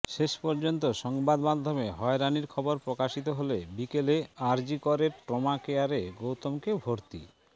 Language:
Bangla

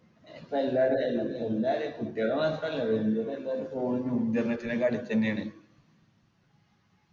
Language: Malayalam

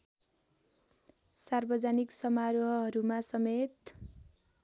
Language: Nepali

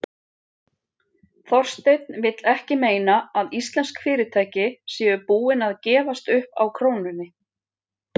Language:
Icelandic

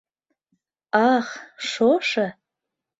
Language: Mari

